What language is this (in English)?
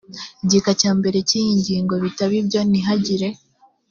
Kinyarwanda